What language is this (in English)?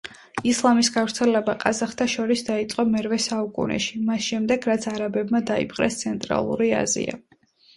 Georgian